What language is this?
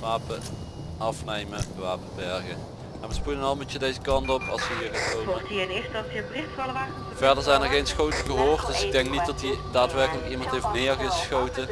Dutch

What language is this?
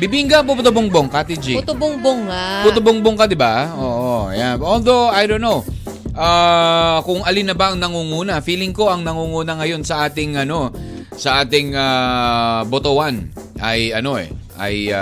Filipino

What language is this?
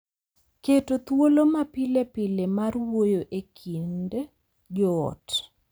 Luo (Kenya and Tanzania)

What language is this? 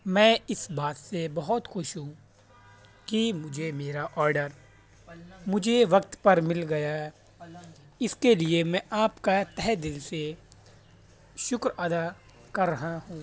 Urdu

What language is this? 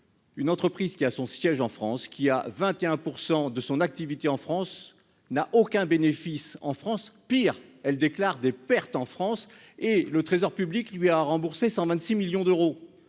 French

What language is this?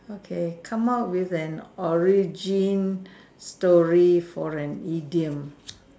English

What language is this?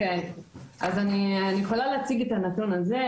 Hebrew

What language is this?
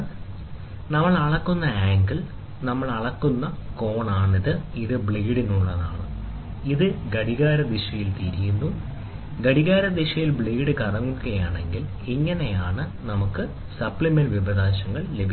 Malayalam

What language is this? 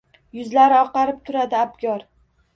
Uzbek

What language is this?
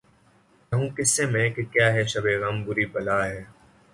Urdu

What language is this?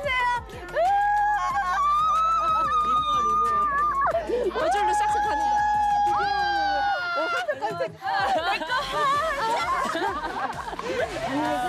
Korean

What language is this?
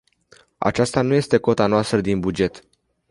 Romanian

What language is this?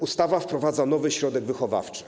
Polish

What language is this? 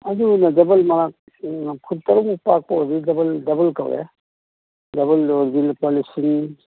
Manipuri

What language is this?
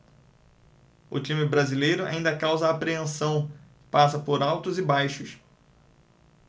Portuguese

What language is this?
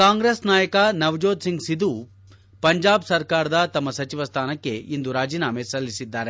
Kannada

